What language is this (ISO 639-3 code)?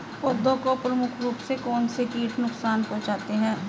hin